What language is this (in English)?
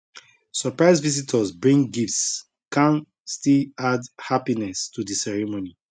Nigerian Pidgin